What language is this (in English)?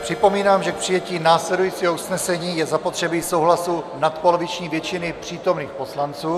Czech